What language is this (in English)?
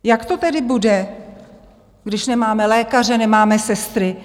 Czech